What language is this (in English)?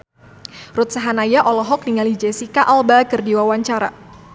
Sundanese